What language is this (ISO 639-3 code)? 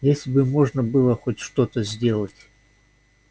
rus